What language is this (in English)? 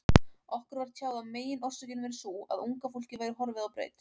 Icelandic